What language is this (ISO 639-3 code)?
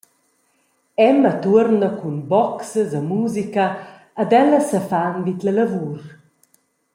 roh